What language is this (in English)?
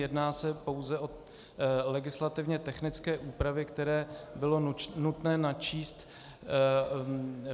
Czech